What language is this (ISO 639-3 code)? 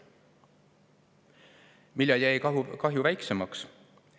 est